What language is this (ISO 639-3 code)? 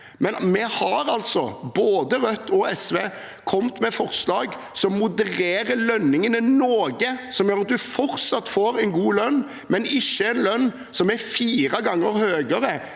nor